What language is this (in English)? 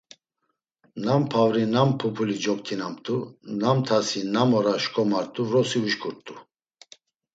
Laz